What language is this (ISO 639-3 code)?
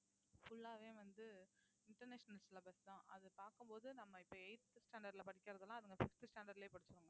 tam